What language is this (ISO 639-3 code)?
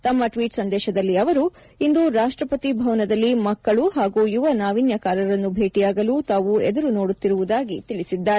kan